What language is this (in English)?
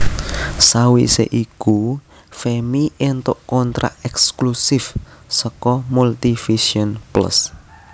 Javanese